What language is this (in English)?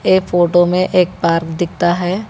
Hindi